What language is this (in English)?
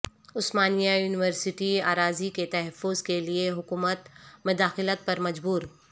Urdu